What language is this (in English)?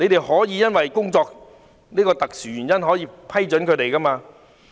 Cantonese